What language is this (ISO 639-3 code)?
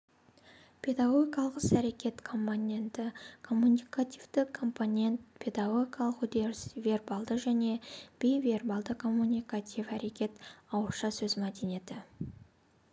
kaz